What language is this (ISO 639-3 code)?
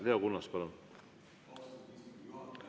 est